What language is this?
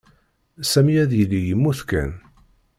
Kabyle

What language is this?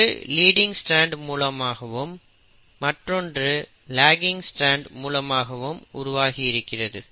Tamil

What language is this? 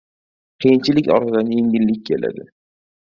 Uzbek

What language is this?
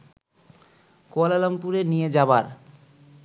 Bangla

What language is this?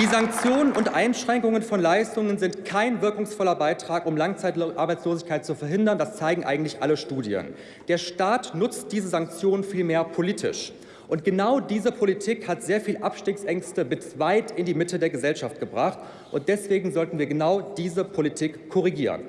German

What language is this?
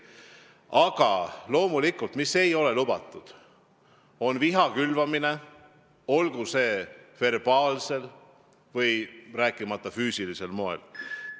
Estonian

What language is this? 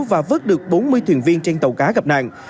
Vietnamese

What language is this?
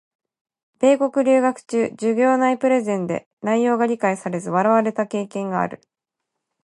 Japanese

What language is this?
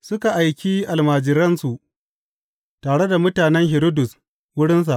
Hausa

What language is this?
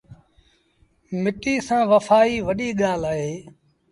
Sindhi Bhil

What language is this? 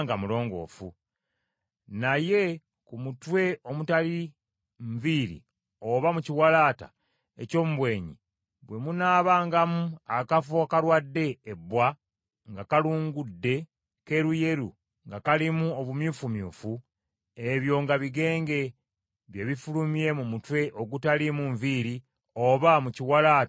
Ganda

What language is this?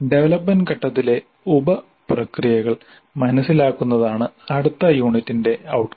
Malayalam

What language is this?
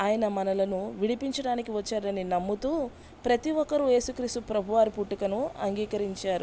Telugu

